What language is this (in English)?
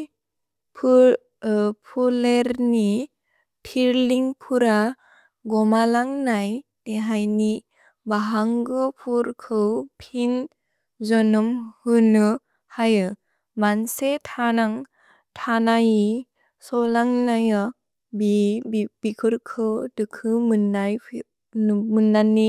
Bodo